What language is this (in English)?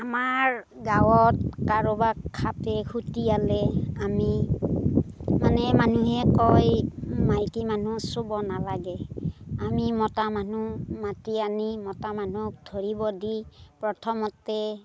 Assamese